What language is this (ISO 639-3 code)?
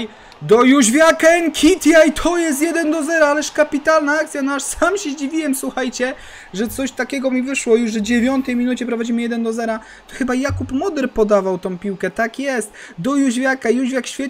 pol